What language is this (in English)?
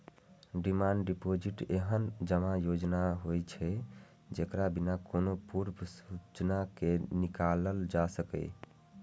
Maithili